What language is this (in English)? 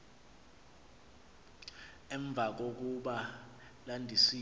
Xhosa